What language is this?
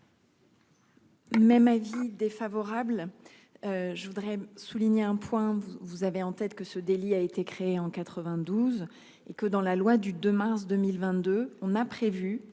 French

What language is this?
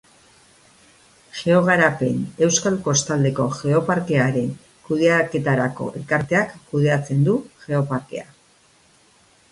Basque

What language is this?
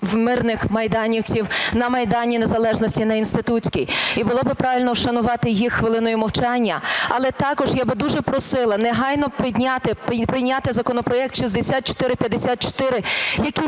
Ukrainian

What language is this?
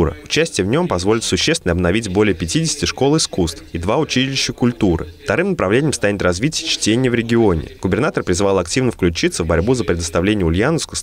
Russian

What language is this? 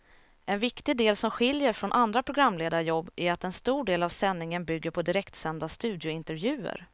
Swedish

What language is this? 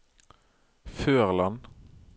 Norwegian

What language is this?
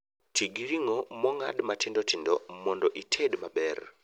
Luo (Kenya and Tanzania)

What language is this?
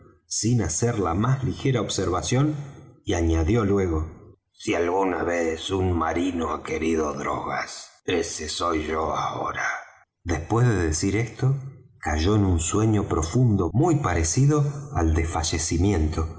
Spanish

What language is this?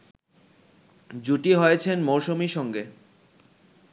Bangla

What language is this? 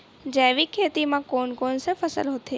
Chhattisgarhi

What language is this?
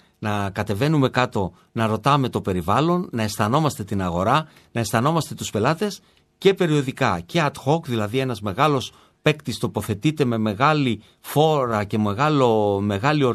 Greek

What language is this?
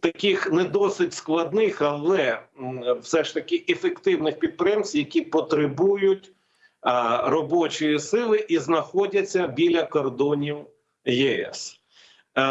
Ukrainian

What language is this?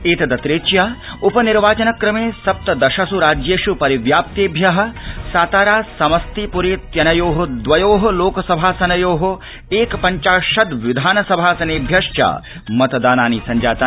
Sanskrit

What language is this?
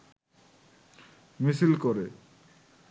Bangla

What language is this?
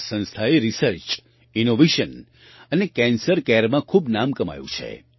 Gujarati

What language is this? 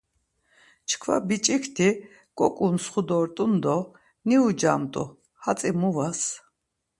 Laz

